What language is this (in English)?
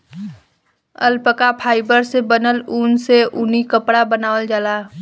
Bhojpuri